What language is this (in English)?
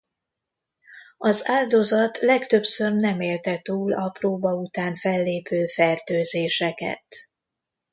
Hungarian